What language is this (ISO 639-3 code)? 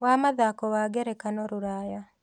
kik